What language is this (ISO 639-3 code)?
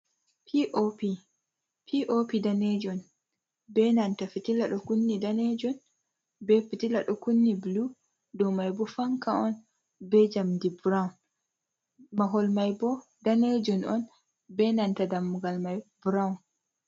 ful